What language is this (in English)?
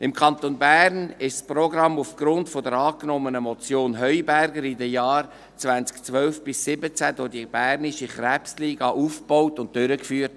Swiss German